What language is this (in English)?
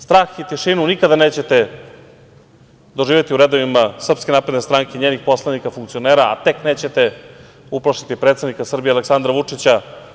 Serbian